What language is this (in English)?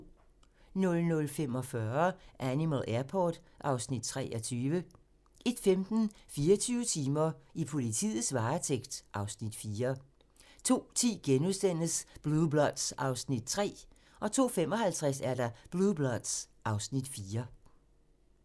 Danish